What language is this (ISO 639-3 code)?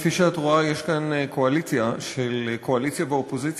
heb